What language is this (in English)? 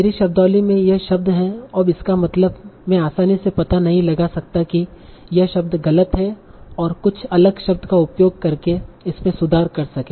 Hindi